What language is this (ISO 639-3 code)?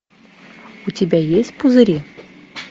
rus